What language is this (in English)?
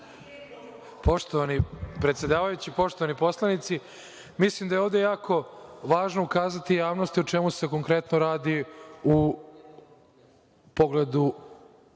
Serbian